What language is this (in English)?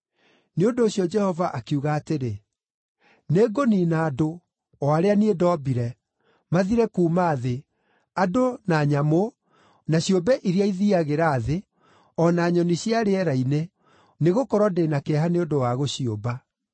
Kikuyu